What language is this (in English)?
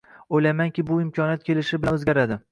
Uzbek